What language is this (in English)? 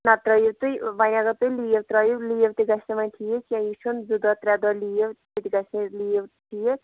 Kashmiri